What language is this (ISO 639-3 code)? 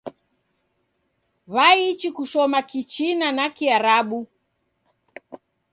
dav